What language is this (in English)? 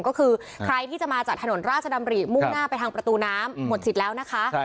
Thai